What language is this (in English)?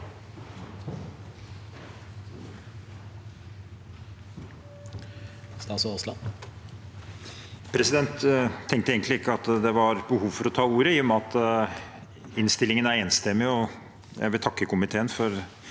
Norwegian